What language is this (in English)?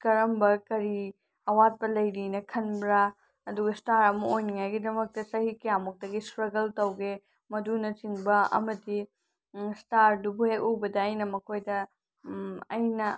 Manipuri